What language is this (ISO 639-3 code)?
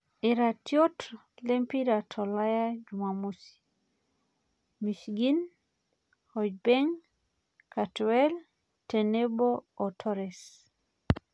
mas